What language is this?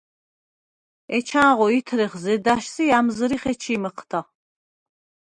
Svan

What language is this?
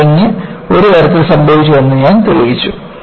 Malayalam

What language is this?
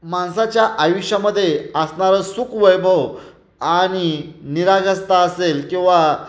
Marathi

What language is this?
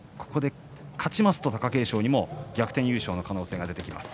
Japanese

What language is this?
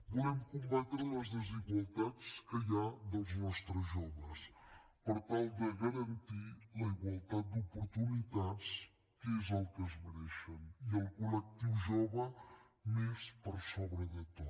Catalan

